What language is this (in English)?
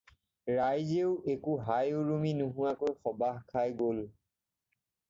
Assamese